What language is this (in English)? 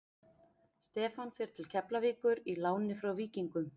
Icelandic